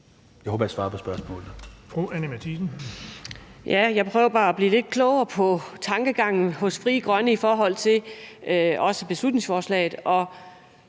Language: Danish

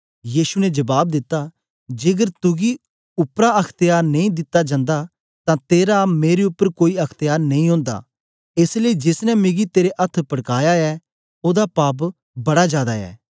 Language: Dogri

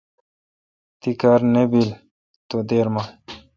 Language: Kalkoti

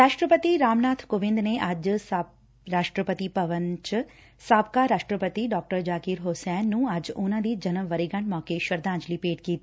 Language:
Punjabi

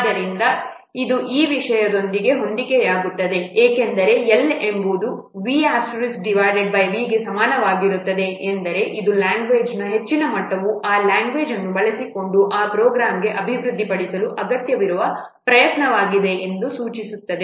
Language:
Kannada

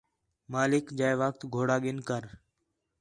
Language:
Khetrani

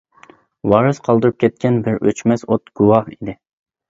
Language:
Uyghur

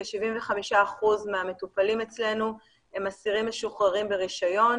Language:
Hebrew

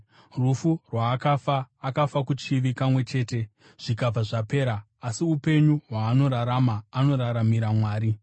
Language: Shona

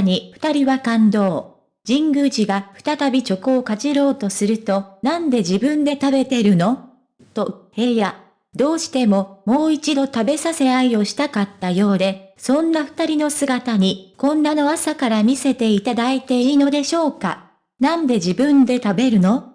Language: Japanese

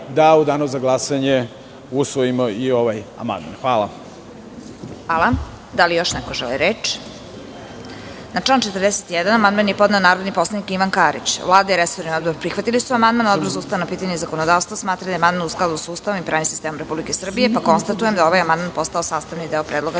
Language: Serbian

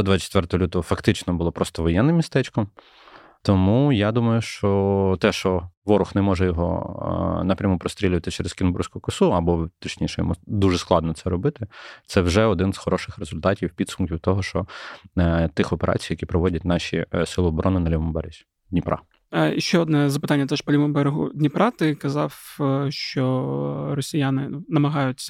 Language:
Ukrainian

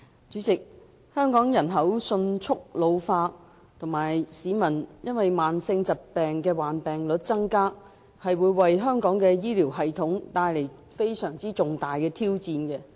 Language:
Cantonese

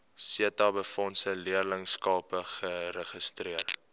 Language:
Afrikaans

